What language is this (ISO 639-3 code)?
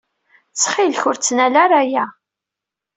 kab